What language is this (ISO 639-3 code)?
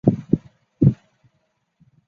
zho